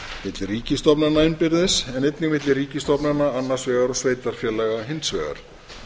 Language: Icelandic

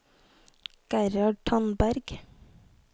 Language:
Norwegian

